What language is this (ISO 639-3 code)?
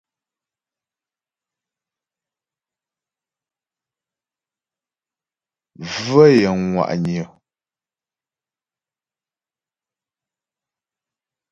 bbj